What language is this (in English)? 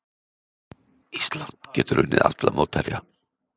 Icelandic